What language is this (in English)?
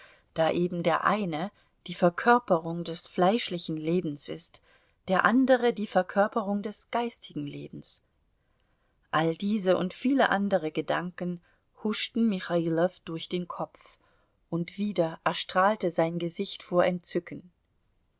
German